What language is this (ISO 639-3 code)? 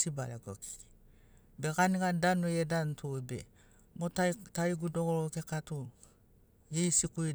snc